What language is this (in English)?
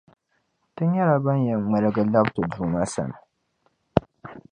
Dagbani